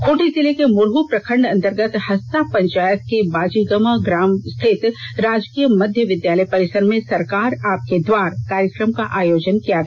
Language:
Hindi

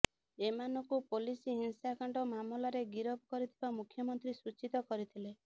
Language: Odia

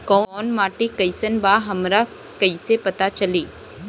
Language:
Bhojpuri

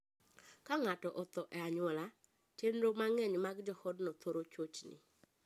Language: Luo (Kenya and Tanzania)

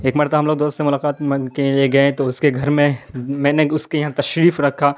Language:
Urdu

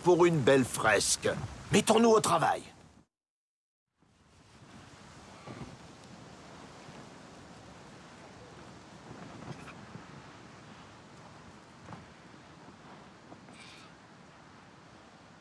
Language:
French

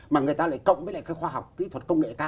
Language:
Vietnamese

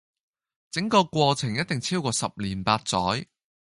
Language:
Cantonese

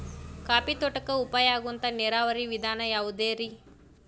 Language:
Kannada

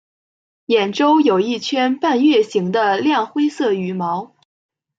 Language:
Chinese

